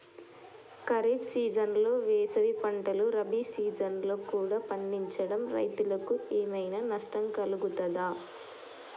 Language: Telugu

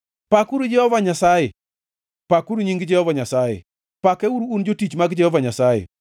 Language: Luo (Kenya and Tanzania)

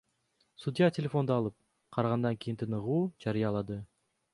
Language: Kyrgyz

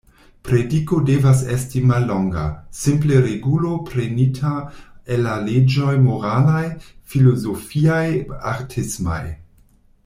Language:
Esperanto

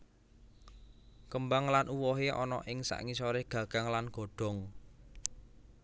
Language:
Javanese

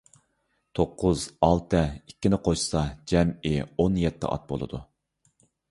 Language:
Uyghur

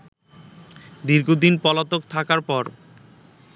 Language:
Bangla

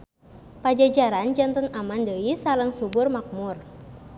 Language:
Sundanese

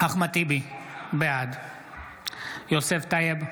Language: Hebrew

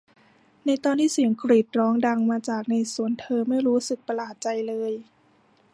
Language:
Thai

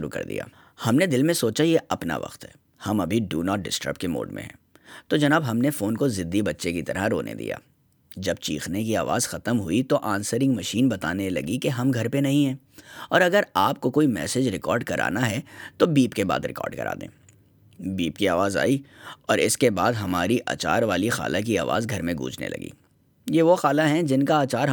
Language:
Urdu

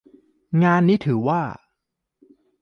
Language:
Thai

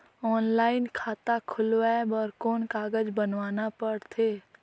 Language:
Chhattisgarhi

